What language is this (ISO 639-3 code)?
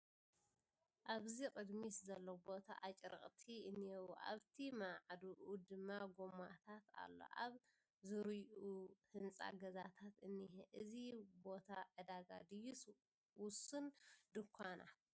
tir